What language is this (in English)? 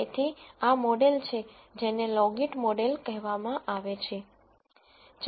Gujarati